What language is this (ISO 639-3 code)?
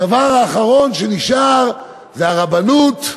heb